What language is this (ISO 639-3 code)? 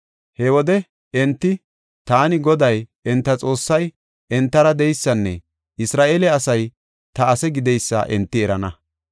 gof